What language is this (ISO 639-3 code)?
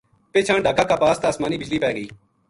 gju